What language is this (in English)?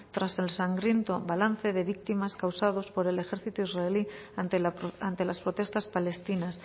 Spanish